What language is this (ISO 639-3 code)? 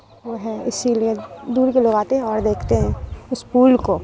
urd